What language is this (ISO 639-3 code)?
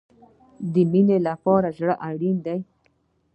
pus